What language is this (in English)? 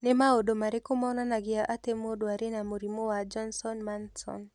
Kikuyu